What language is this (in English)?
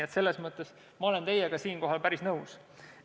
Estonian